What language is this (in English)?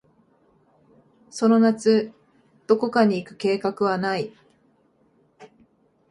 Japanese